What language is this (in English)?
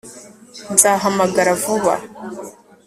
Kinyarwanda